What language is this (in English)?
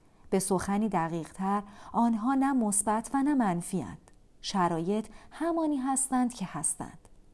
Persian